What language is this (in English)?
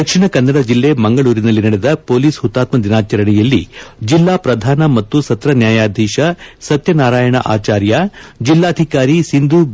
Kannada